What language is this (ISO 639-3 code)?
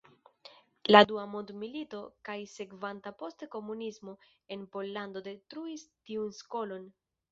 epo